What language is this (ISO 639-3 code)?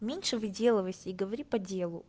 rus